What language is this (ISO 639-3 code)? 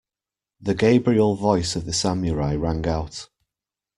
eng